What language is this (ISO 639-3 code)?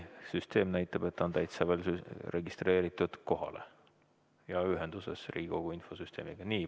est